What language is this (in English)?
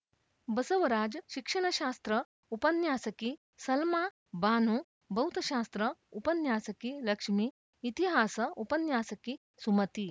Kannada